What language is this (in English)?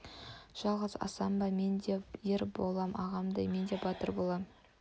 Kazakh